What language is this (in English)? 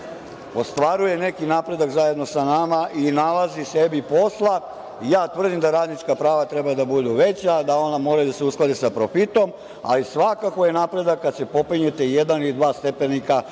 Serbian